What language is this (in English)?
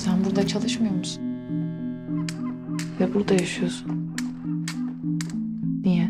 Turkish